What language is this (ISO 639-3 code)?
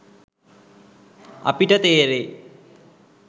sin